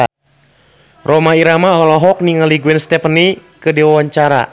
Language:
Sundanese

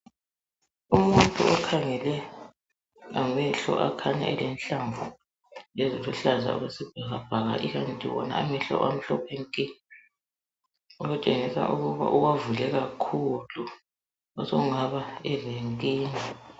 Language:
North Ndebele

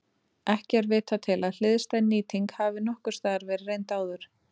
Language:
Icelandic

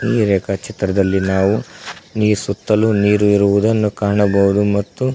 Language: Kannada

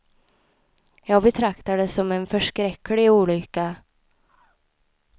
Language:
Swedish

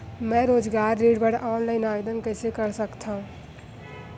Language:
Chhattisgarhi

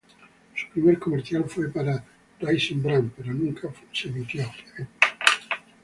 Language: Spanish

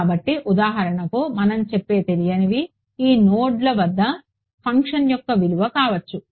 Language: Telugu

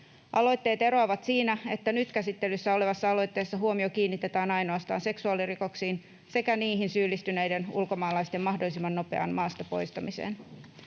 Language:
Finnish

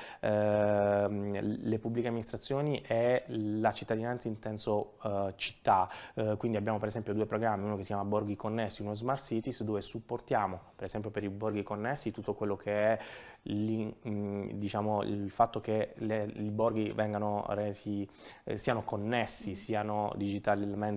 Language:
Italian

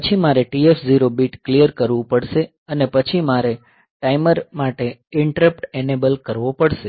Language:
Gujarati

